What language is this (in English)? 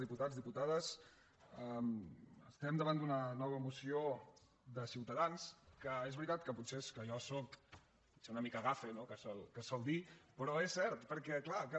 Catalan